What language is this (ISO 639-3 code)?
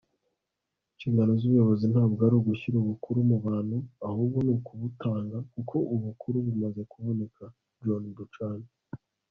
kin